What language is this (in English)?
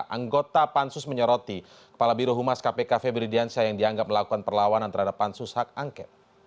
Indonesian